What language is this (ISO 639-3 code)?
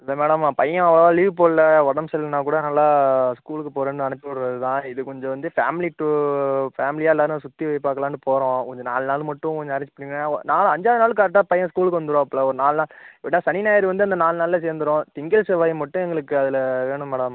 tam